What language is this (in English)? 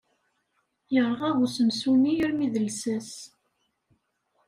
Kabyle